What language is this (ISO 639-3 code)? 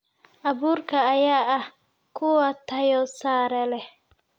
som